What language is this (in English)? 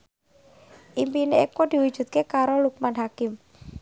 Javanese